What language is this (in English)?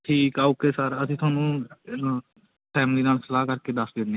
Punjabi